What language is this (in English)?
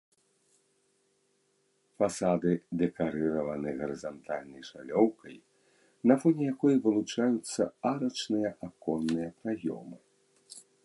Belarusian